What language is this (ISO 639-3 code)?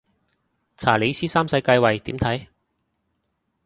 yue